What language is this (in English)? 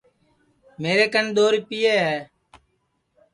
Sansi